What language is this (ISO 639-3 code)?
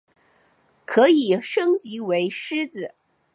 zho